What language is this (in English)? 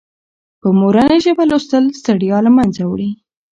Pashto